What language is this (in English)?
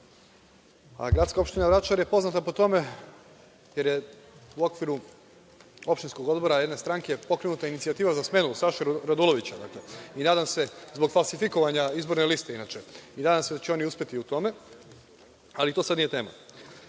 Serbian